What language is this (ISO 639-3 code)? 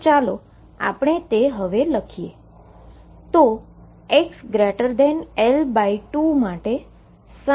guj